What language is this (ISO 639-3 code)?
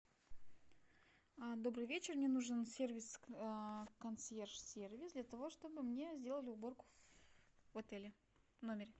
rus